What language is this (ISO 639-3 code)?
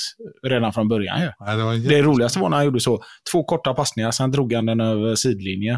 swe